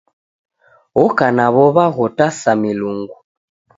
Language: Taita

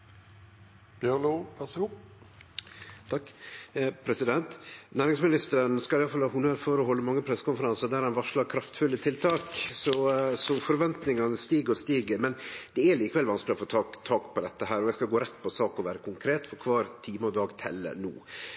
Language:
Norwegian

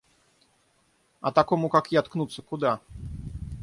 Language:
Russian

